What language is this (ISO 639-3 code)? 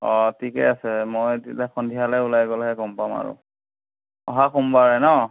asm